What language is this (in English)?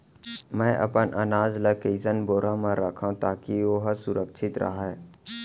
Chhattisgarhi